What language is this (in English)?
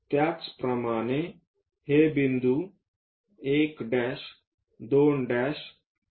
Marathi